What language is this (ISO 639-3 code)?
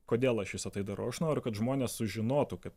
lit